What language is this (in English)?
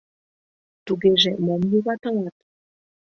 Mari